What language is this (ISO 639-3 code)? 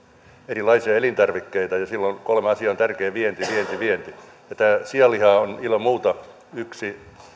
fin